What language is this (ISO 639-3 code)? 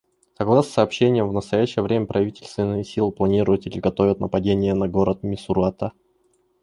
rus